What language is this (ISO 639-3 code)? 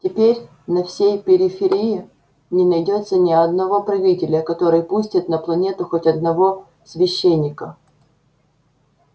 rus